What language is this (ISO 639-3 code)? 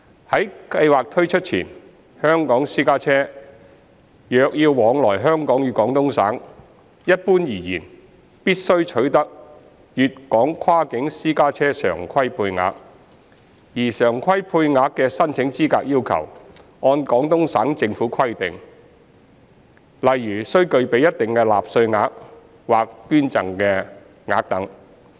yue